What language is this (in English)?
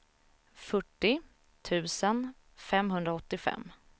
Swedish